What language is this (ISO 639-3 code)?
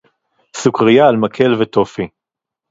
heb